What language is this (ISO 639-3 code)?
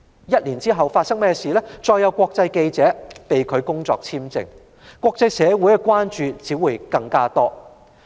yue